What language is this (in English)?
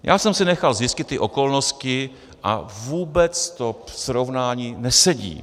Czech